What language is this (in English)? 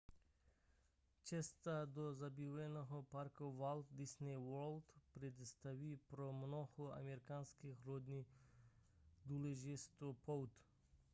Czech